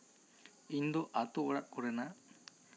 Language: Santali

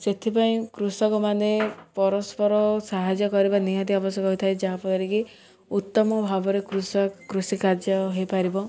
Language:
Odia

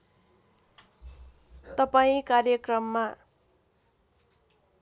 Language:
Nepali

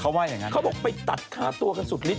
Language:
Thai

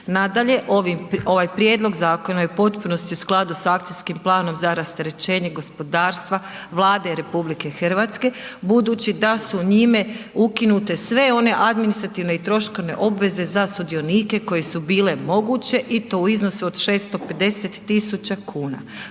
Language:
Croatian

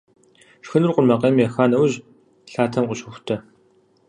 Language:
Kabardian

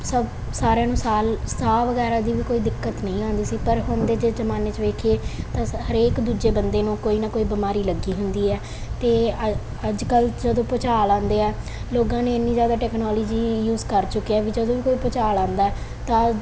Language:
Punjabi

